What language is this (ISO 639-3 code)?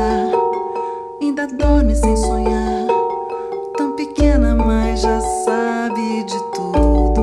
ind